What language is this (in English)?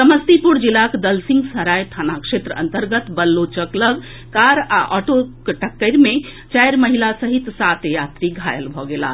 Maithili